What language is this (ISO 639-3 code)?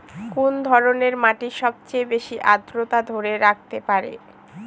ben